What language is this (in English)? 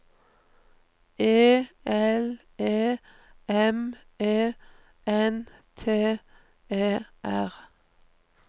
Norwegian